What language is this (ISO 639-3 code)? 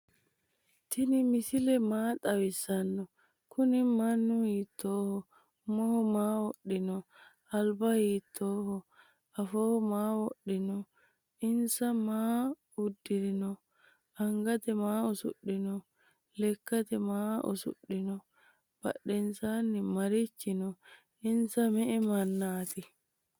sid